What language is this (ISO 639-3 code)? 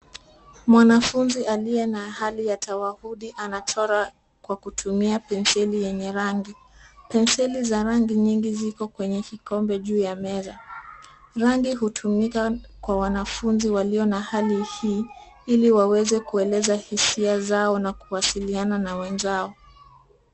swa